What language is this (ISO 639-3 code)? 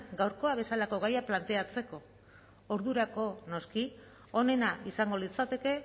eus